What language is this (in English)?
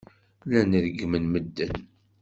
Kabyle